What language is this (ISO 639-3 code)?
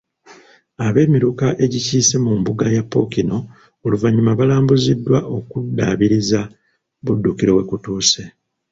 lug